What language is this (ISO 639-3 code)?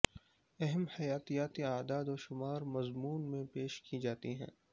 urd